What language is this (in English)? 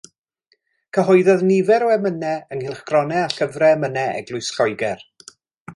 Welsh